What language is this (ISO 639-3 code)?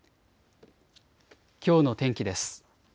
jpn